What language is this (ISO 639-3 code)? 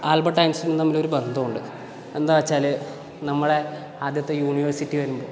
mal